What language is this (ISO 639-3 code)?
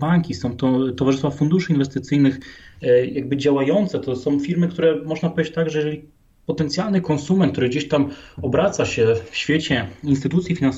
pol